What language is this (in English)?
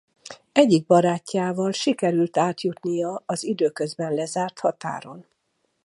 Hungarian